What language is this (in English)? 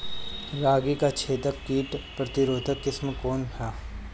Bhojpuri